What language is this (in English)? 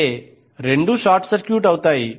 Telugu